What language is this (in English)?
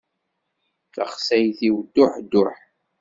Kabyle